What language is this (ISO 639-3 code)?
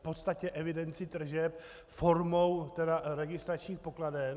ces